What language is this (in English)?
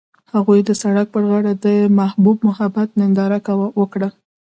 Pashto